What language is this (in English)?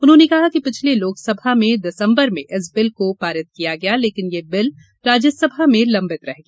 Hindi